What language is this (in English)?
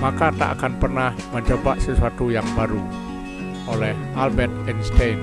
Indonesian